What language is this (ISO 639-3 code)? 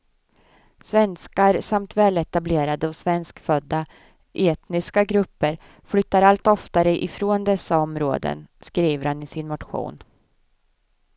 swe